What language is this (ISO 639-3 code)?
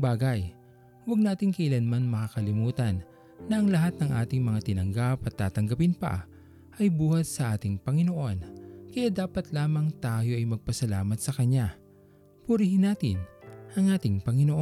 fil